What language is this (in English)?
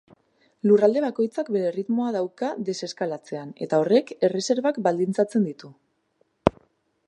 Basque